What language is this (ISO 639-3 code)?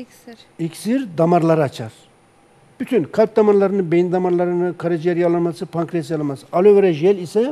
tur